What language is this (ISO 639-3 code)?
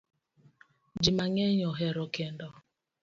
luo